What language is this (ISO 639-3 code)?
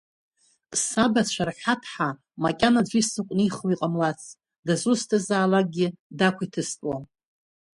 abk